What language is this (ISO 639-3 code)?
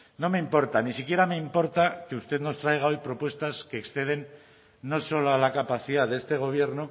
spa